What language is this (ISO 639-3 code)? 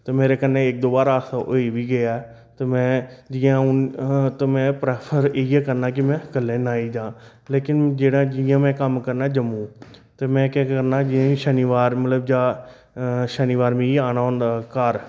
doi